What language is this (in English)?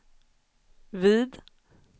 Swedish